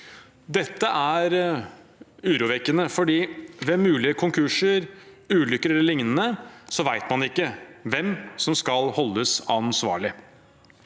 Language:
Norwegian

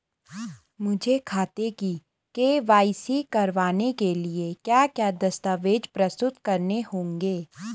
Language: Hindi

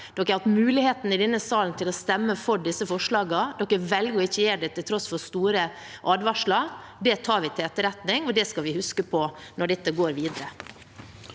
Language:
Norwegian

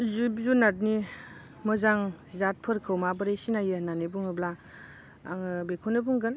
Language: Bodo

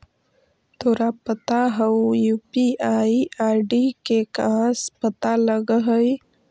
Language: Magahi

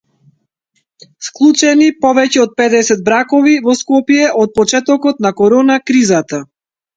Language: Macedonian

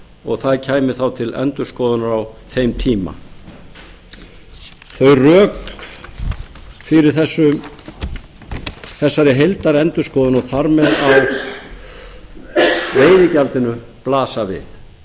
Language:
Icelandic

